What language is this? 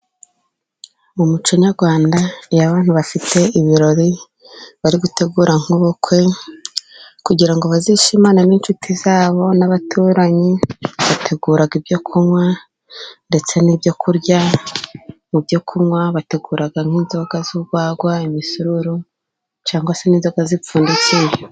Kinyarwanda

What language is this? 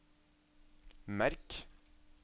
Norwegian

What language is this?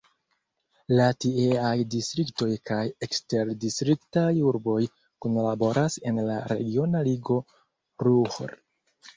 Esperanto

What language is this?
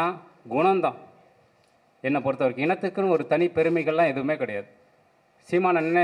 Tamil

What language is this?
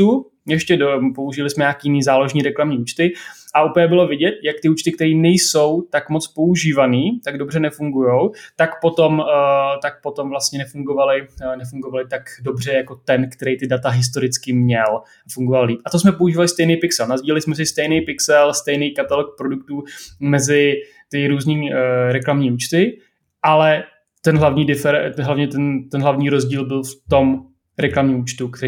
Czech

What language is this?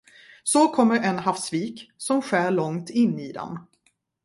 Swedish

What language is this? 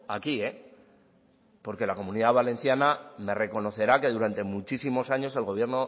Spanish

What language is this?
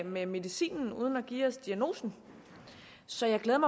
Danish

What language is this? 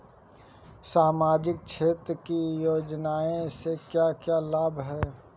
Bhojpuri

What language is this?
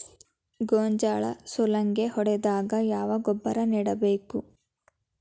Kannada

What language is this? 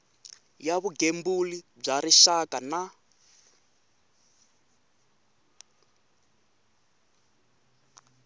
Tsonga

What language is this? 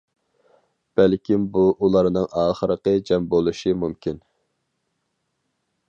Uyghur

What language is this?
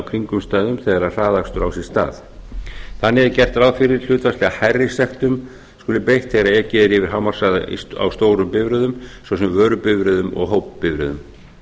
Icelandic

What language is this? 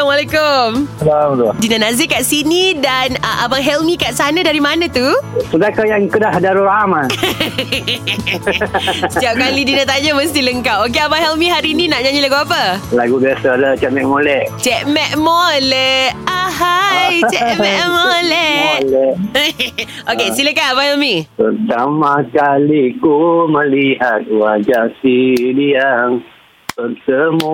Malay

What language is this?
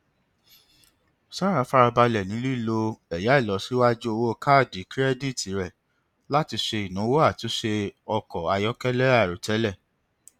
Yoruba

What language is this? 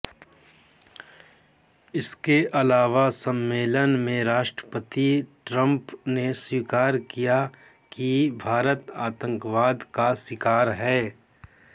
Hindi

